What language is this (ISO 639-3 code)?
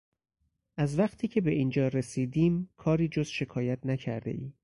fas